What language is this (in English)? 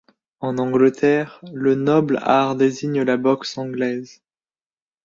French